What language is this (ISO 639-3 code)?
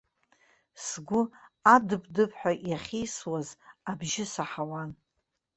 abk